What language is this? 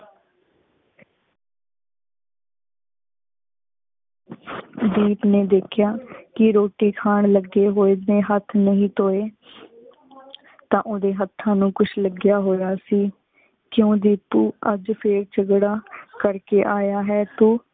Punjabi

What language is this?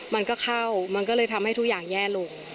Thai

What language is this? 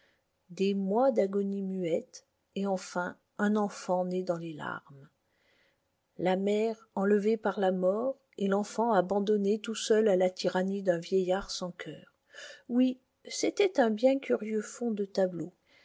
French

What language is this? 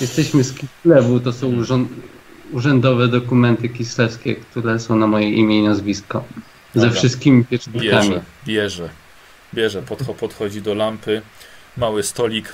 Polish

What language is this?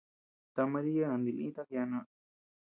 Tepeuxila Cuicatec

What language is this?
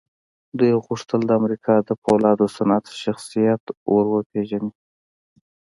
Pashto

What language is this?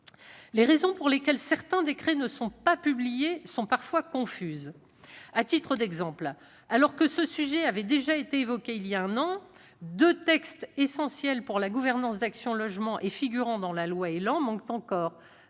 French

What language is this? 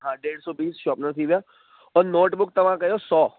Sindhi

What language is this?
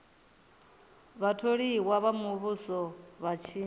Venda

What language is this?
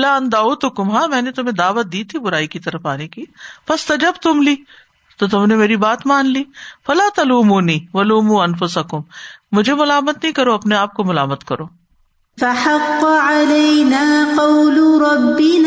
Urdu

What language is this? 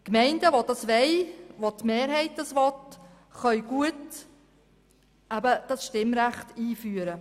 Swiss German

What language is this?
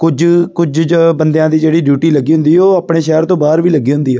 Punjabi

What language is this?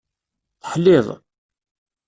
Kabyle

